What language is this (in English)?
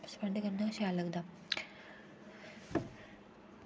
Dogri